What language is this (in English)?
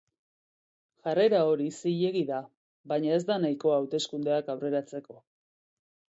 Basque